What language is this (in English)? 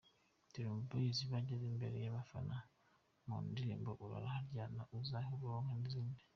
Kinyarwanda